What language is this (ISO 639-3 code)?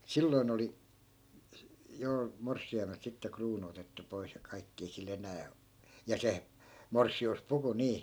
fin